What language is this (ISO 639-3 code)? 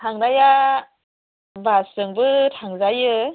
brx